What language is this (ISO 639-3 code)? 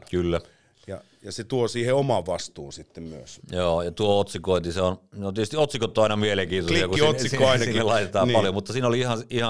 fin